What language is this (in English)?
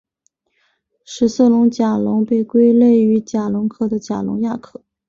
Chinese